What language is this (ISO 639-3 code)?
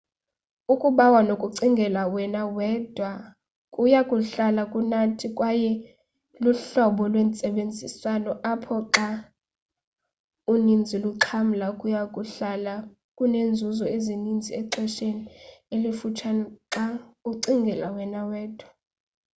xho